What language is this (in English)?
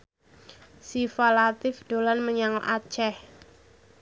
Javanese